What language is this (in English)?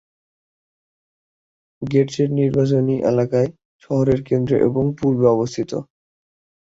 Bangla